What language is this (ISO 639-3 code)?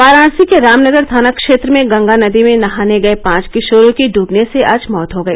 hin